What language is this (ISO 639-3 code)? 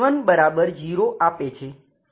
guj